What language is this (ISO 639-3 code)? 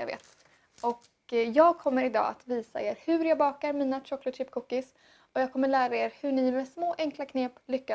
swe